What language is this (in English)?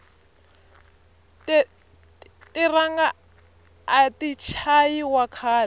Tsonga